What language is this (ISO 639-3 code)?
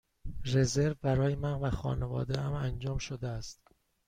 fas